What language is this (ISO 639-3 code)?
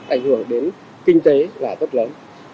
vie